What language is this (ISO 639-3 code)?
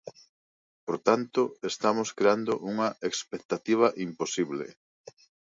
glg